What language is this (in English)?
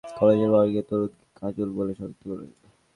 Bangla